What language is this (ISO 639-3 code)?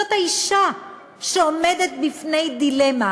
heb